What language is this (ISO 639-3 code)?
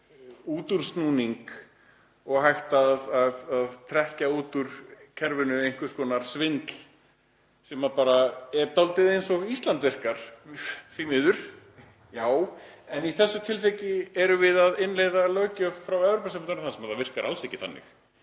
isl